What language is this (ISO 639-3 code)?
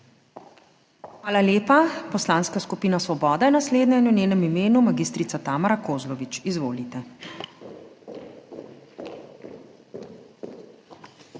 slv